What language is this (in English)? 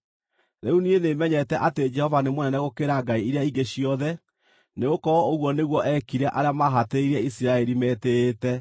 Kikuyu